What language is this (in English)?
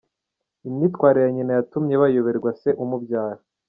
Kinyarwanda